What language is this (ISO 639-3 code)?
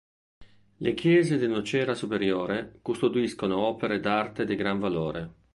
ita